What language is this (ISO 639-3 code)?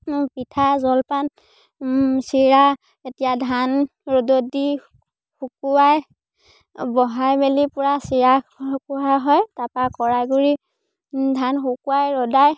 asm